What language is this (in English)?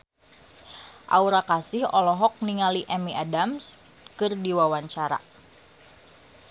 Sundanese